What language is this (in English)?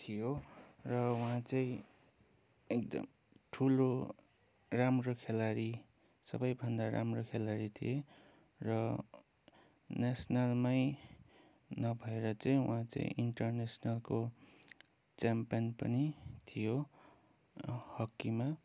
Nepali